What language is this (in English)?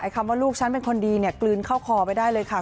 Thai